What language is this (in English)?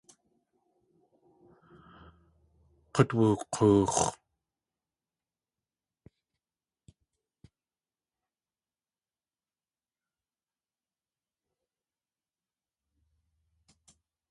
Tlingit